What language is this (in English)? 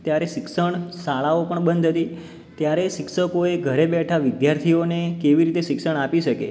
Gujarati